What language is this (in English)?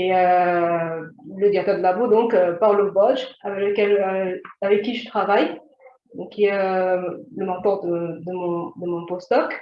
French